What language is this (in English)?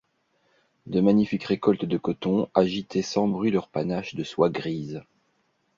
French